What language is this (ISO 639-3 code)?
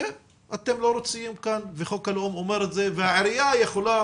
heb